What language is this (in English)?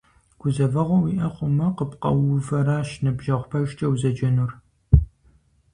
Kabardian